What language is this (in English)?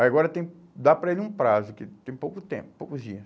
Portuguese